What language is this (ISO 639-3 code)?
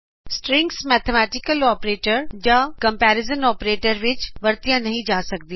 pan